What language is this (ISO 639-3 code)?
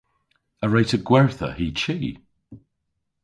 cor